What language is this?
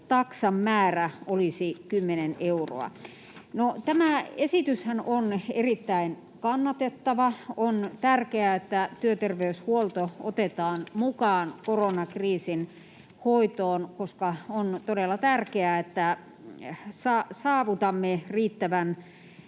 Finnish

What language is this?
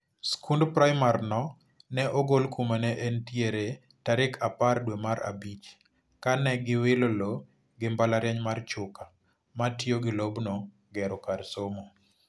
Luo (Kenya and Tanzania)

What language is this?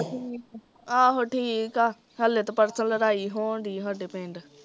Punjabi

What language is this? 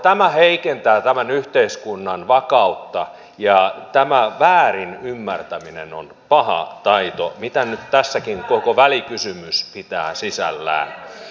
Finnish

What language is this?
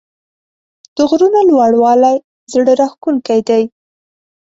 Pashto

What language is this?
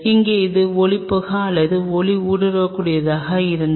Tamil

